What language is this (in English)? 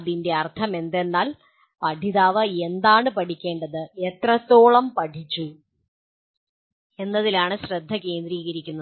Malayalam